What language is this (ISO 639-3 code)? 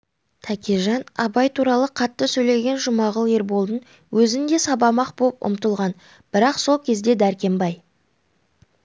kaz